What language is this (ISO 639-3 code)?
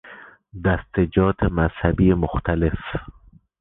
fas